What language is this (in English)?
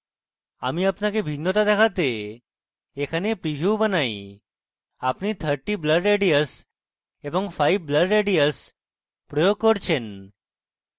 Bangla